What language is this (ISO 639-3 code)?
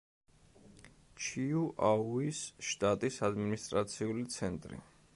kat